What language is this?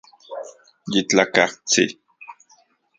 Central Puebla Nahuatl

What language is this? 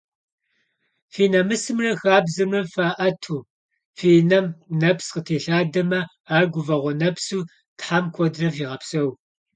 Kabardian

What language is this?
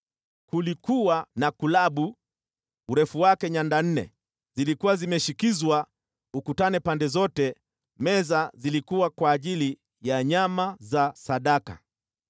Swahili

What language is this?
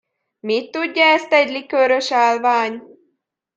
Hungarian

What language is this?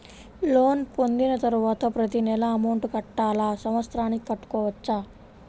Telugu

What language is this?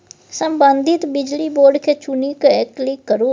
Maithili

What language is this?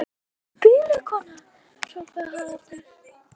Icelandic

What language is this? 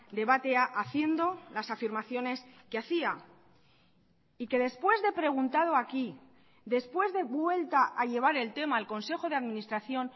Spanish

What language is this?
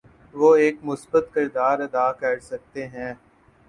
Urdu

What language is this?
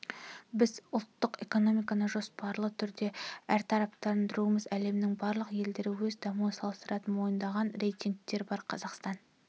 Kazakh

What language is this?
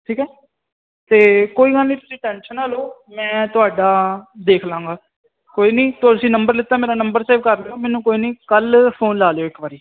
Punjabi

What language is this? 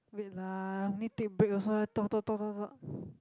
English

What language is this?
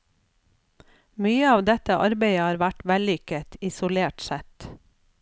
Norwegian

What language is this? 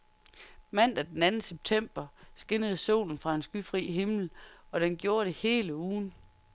Danish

